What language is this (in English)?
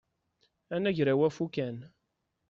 Kabyle